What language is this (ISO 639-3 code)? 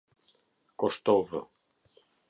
sqi